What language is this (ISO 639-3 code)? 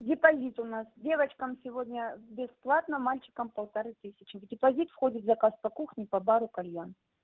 rus